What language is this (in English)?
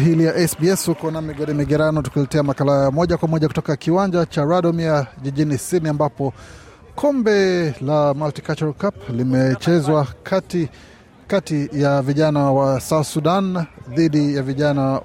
Swahili